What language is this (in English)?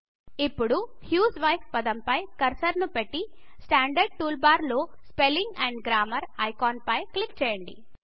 Telugu